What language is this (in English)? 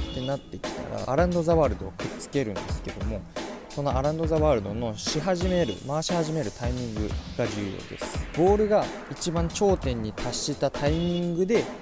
Japanese